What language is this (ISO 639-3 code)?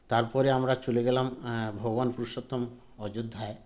ben